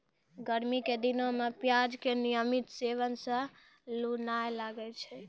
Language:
Maithili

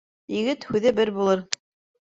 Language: Bashkir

